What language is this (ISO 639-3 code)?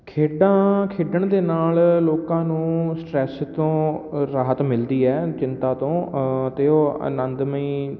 pan